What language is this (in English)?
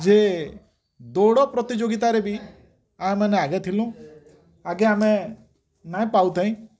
Odia